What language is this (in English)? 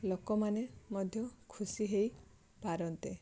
Odia